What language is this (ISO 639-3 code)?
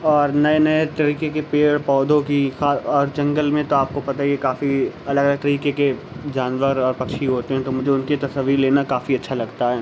urd